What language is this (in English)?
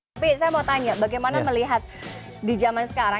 Indonesian